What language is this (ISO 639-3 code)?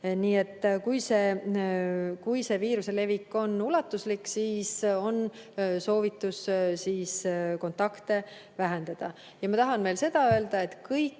est